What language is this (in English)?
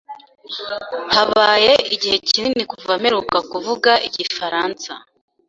Kinyarwanda